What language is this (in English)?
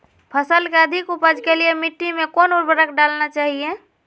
Magahi